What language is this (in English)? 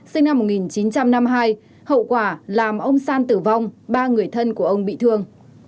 Vietnamese